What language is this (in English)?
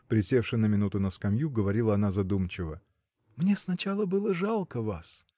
Russian